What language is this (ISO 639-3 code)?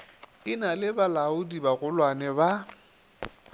nso